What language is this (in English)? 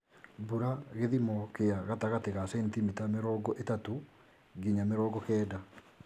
Kikuyu